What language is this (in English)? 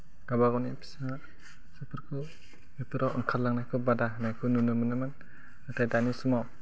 Bodo